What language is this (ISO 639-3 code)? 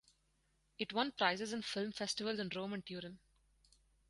eng